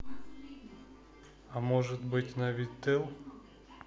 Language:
Russian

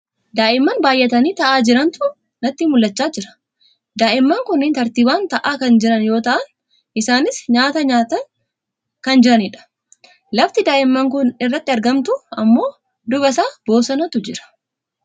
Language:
Oromo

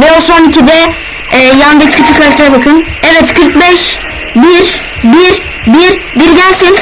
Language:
Turkish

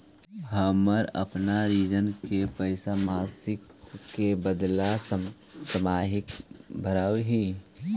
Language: Magahi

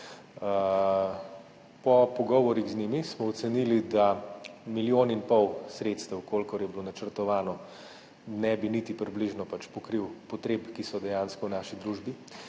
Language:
Slovenian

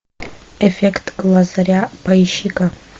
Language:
Russian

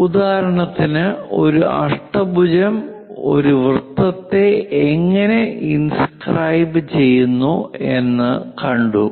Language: Malayalam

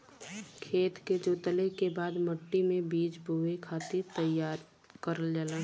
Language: Bhojpuri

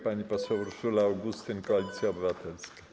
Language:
Polish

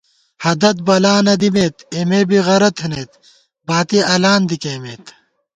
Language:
Gawar-Bati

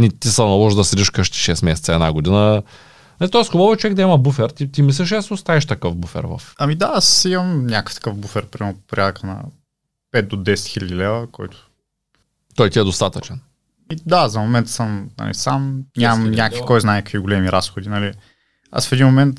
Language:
Bulgarian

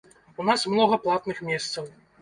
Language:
Belarusian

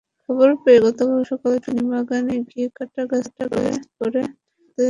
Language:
Bangla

